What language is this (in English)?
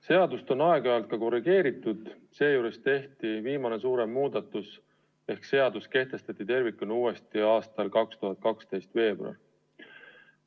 Estonian